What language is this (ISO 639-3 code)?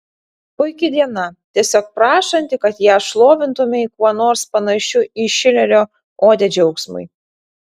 lit